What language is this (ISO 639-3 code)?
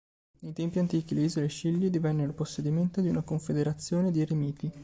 ita